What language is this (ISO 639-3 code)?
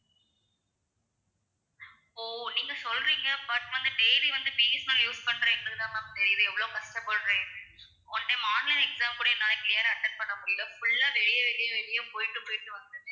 tam